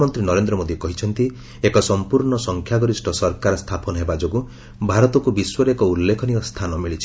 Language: Odia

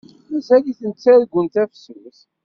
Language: Kabyle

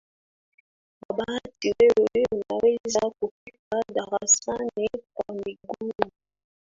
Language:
Swahili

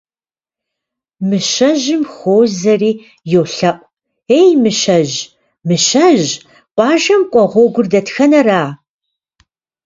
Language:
Kabardian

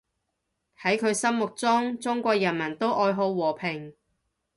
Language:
Cantonese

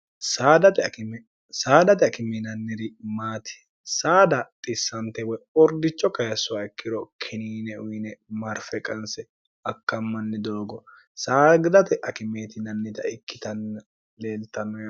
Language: Sidamo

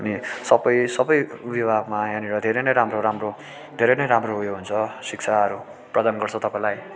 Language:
Nepali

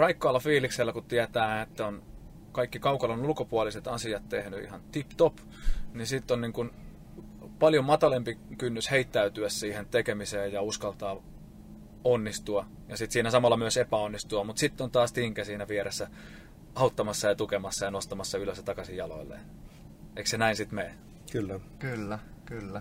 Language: Finnish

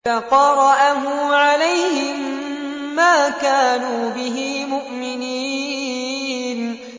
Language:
Arabic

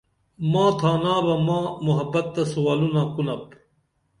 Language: Dameli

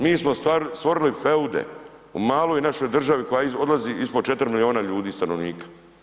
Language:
Croatian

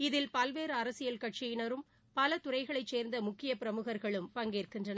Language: Tamil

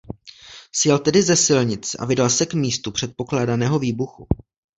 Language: Czech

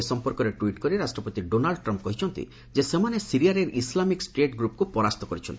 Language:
Odia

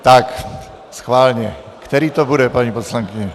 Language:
Czech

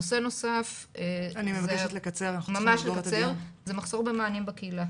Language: Hebrew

